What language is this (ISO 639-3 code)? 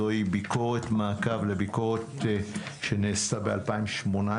heb